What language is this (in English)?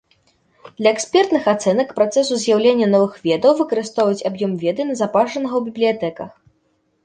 Belarusian